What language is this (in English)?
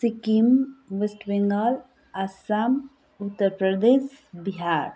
Nepali